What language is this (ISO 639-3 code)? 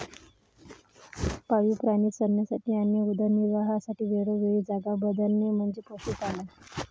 mar